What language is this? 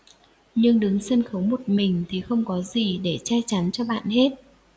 Vietnamese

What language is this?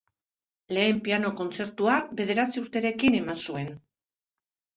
Basque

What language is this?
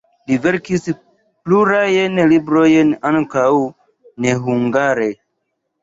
Esperanto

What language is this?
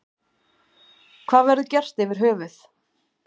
Icelandic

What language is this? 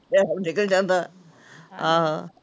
Punjabi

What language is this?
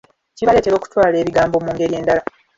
Ganda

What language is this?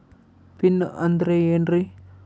Kannada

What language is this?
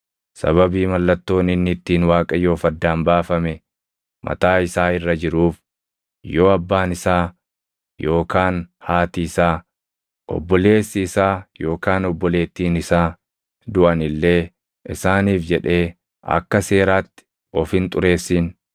Oromo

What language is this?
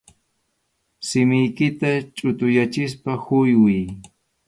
Arequipa-La Unión Quechua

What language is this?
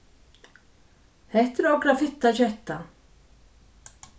Faroese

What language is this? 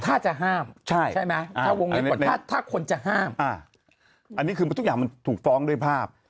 Thai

